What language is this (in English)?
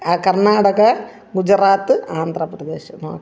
Malayalam